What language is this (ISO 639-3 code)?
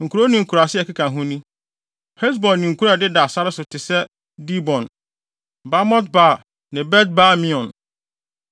aka